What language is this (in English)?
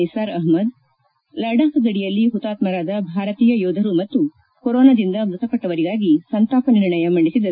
Kannada